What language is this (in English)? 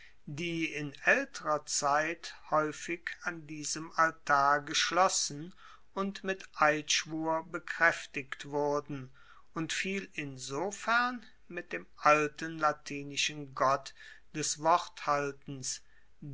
German